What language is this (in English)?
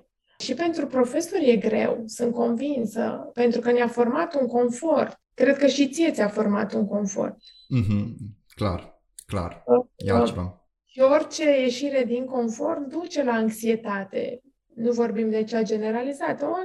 Romanian